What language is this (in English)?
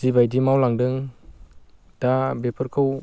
Bodo